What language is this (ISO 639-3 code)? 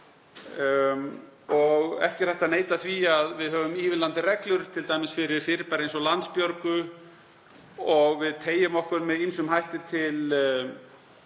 isl